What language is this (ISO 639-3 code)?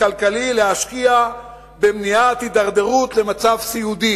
heb